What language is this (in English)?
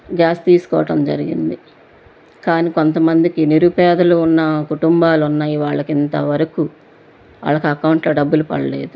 Telugu